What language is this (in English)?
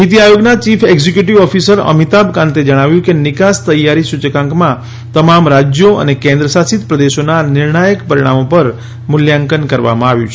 Gujarati